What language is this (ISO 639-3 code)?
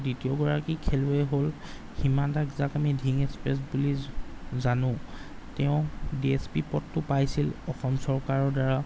asm